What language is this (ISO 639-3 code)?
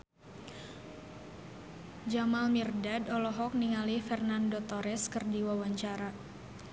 sun